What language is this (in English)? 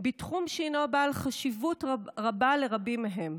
Hebrew